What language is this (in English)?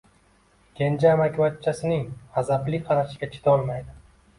Uzbek